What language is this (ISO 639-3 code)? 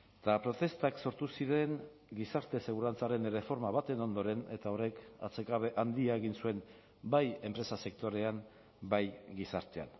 eus